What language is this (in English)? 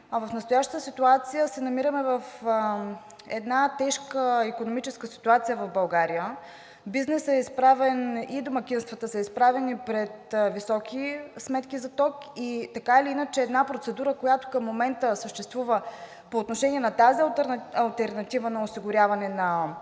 Bulgarian